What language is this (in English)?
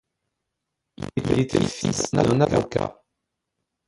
French